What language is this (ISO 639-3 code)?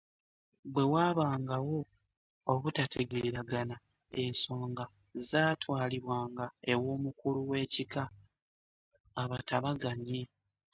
lug